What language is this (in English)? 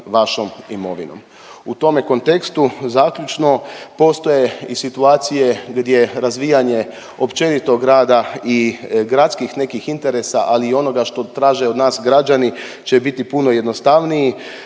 Croatian